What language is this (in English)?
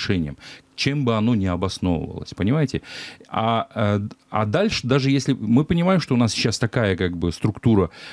Russian